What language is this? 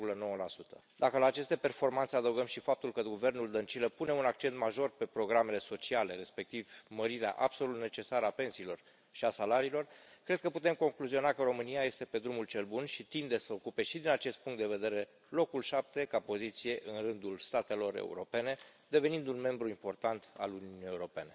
Romanian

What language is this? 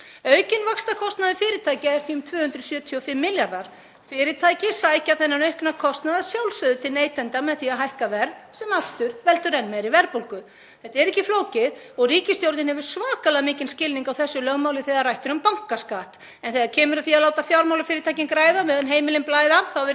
Icelandic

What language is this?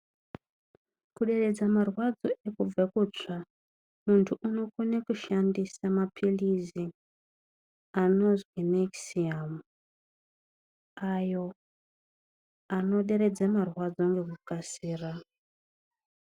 Ndau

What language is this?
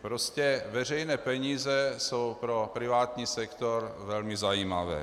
Czech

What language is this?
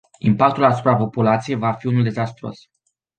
Romanian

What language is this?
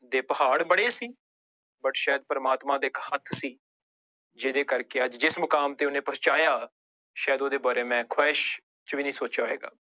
Punjabi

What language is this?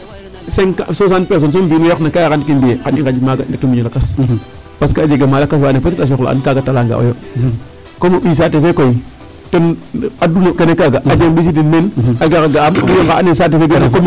Serer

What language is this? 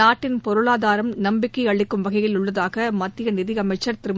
Tamil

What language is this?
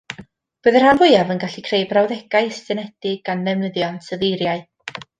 Welsh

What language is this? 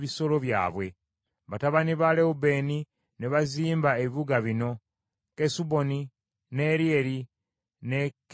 Ganda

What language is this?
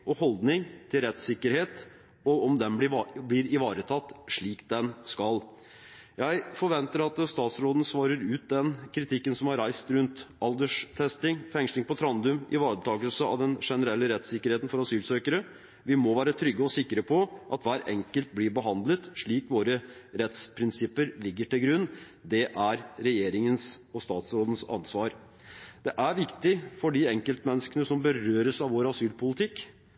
Norwegian Bokmål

